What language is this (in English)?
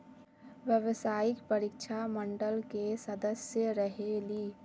Magahi